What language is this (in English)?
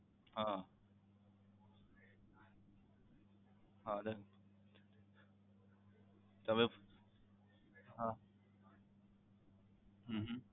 Gujarati